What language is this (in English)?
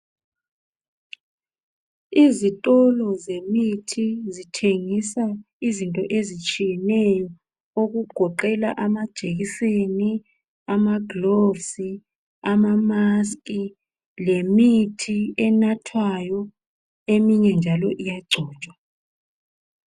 North Ndebele